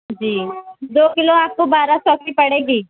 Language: Urdu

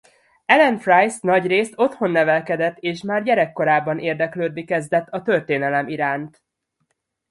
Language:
Hungarian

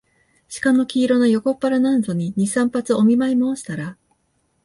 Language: Japanese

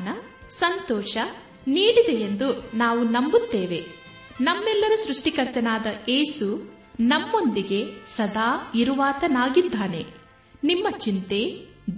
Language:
Kannada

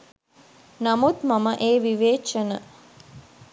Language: Sinhala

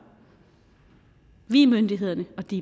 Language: Danish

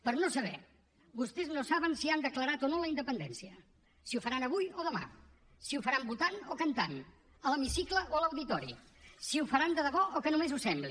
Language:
Catalan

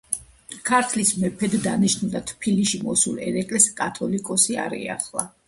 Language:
Georgian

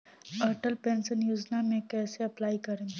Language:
Bhojpuri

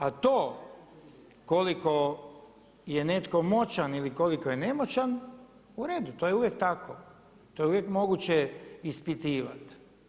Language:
Croatian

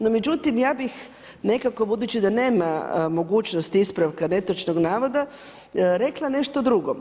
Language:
Croatian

